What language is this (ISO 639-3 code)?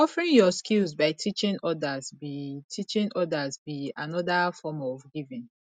pcm